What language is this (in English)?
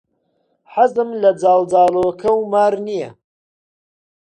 Central Kurdish